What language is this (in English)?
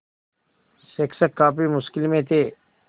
Hindi